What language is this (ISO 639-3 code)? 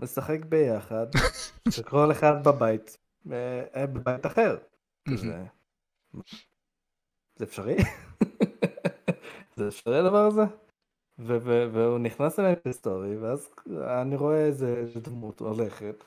heb